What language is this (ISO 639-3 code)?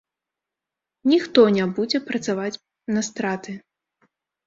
bel